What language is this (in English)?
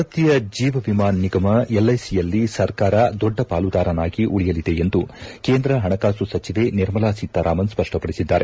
Kannada